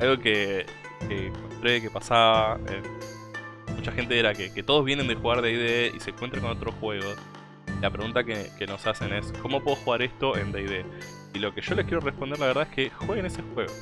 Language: Spanish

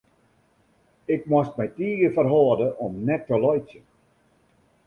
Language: Western Frisian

